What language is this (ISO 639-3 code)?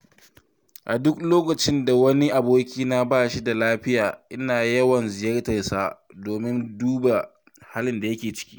hau